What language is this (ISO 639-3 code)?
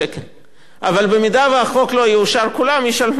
heb